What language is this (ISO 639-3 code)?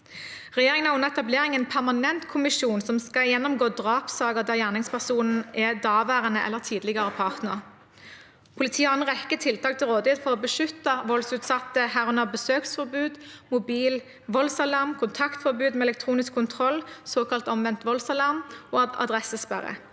nor